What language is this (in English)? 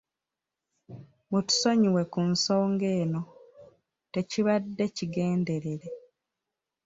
Ganda